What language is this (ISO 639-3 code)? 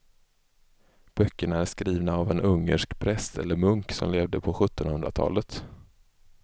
swe